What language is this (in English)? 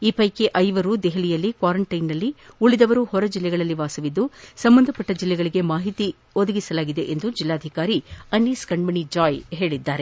Kannada